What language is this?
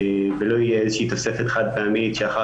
Hebrew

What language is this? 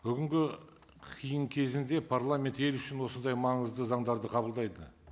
Kazakh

